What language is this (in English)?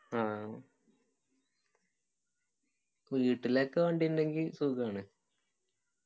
Malayalam